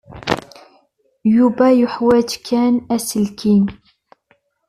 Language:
Kabyle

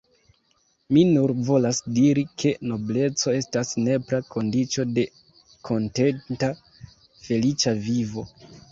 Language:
Esperanto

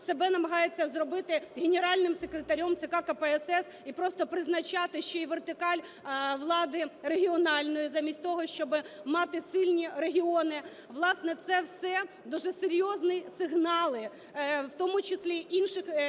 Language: Ukrainian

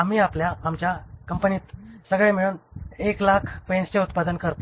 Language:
Marathi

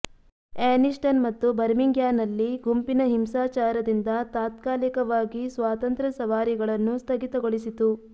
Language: Kannada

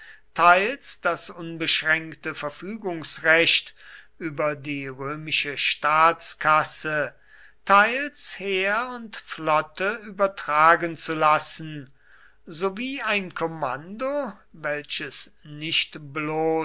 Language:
German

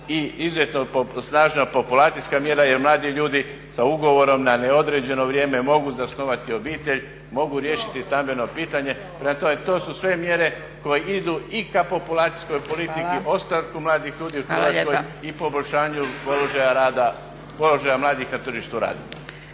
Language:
Croatian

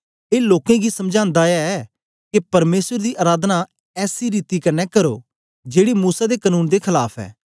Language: Dogri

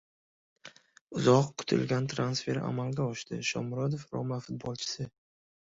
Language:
Uzbek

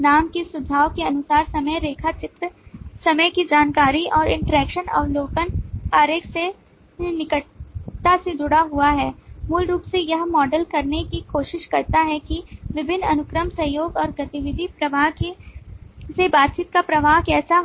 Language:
Hindi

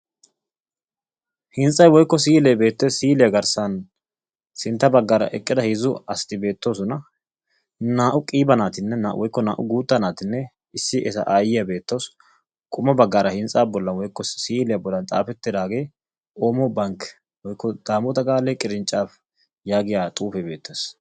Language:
Wolaytta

